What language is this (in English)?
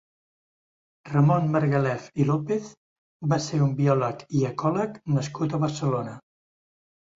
Catalan